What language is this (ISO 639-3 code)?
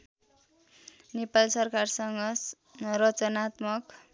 nep